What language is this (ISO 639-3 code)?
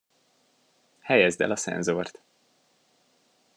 hun